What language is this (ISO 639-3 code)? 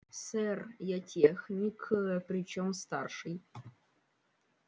rus